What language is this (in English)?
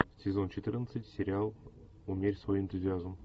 Russian